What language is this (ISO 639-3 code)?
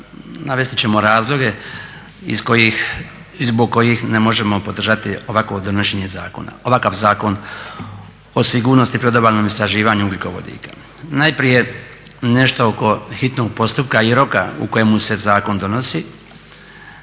hrv